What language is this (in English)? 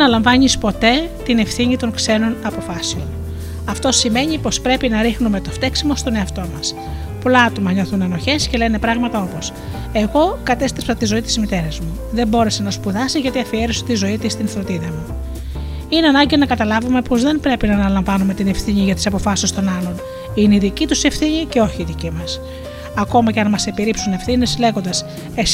Greek